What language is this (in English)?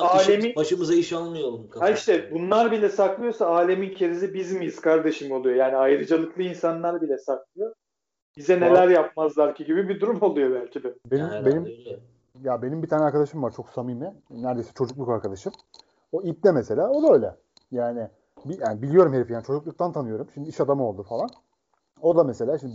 Turkish